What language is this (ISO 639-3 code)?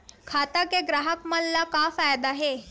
hne